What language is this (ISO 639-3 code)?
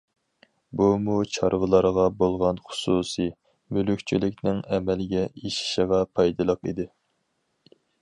uig